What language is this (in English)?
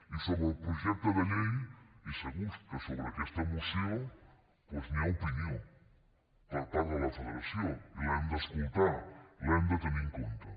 Catalan